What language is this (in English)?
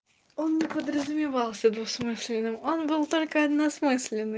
Russian